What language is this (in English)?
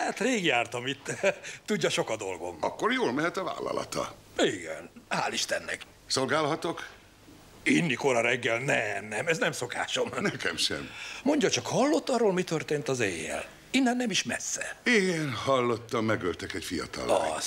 Hungarian